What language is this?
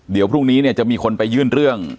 Thai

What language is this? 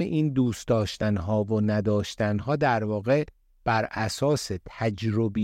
Persian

